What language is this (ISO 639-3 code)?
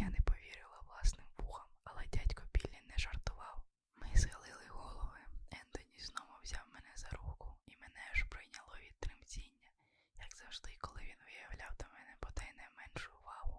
ukr